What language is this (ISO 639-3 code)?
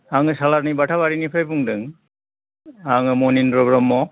brx